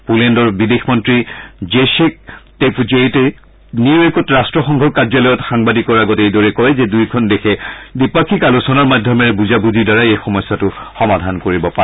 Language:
Assamese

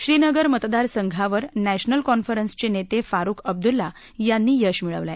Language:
Marathi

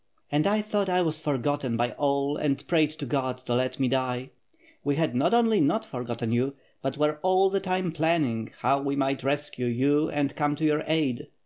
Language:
English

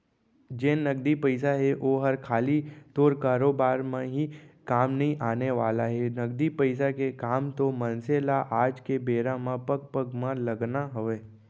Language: Chhattisgarhi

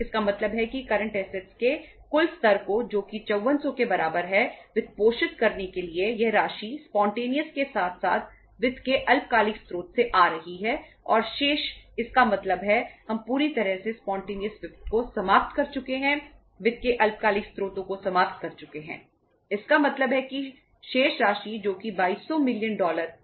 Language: Hindi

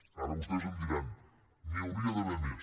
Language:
Catalan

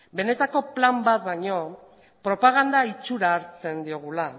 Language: Basque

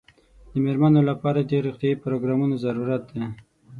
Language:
Pashto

